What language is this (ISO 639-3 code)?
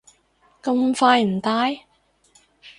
yue